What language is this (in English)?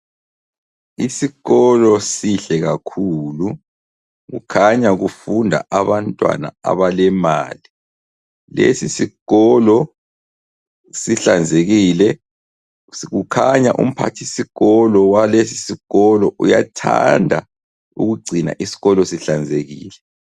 North Ndebele